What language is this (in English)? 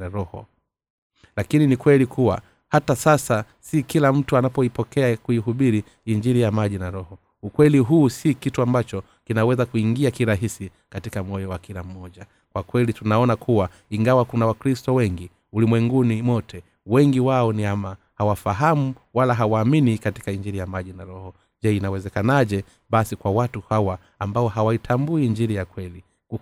Swahili